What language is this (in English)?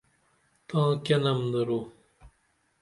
Dameli